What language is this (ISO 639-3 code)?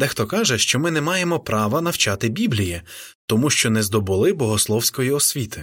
ukr